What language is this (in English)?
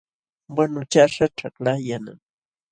Jauja Wanca Quechua